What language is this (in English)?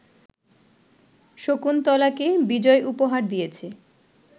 Bangla